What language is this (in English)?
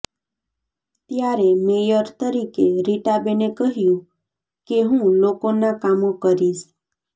Gujarati